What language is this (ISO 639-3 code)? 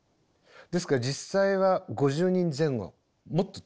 jpn